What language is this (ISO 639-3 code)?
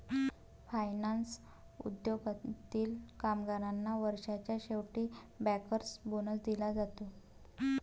mar